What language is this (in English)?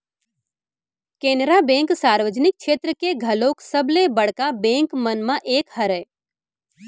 Chhattisgarhi